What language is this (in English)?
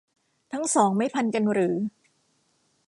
Thai